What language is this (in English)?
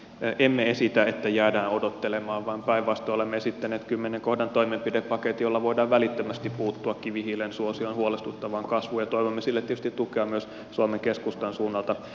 Finnish